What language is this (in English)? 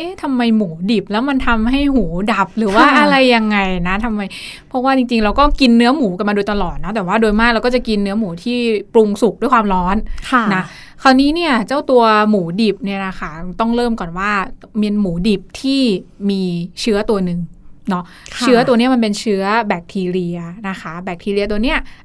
Thai